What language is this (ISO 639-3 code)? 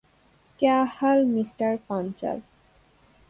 ben